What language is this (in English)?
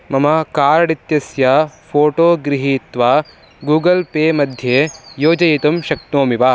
Sanskrit